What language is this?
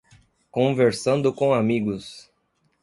Portuguese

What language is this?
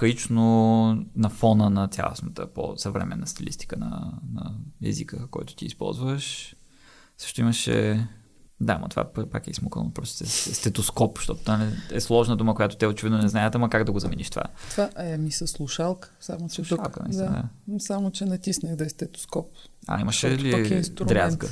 Bulgarian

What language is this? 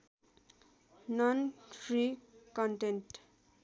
Nepali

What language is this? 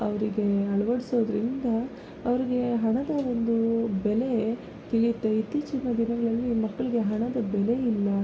Kannada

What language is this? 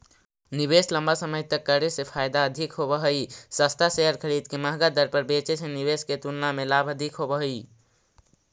Magahi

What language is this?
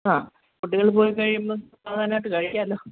Malayalam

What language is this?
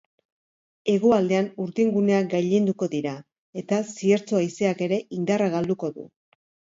Basque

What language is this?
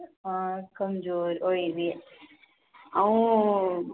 Dogri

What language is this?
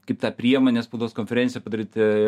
Lithuanian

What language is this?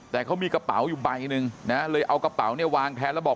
Thai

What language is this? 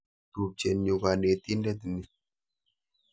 Kalenjin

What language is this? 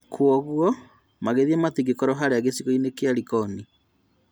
Kikuyu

